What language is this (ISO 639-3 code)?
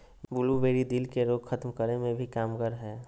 mag